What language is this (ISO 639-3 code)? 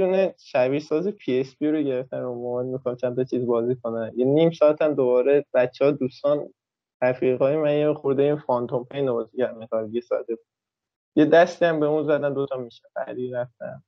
fas